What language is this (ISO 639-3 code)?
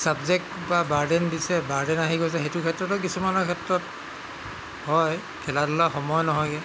asm